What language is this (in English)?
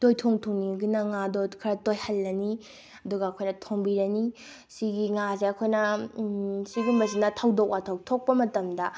Manipuri